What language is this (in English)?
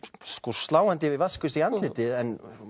Icelandic